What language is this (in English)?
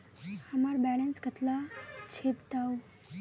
Magahi